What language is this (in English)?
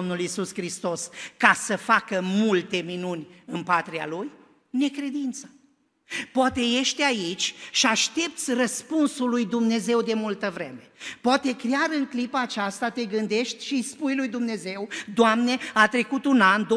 Romanian